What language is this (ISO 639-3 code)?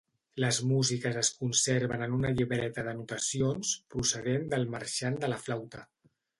cat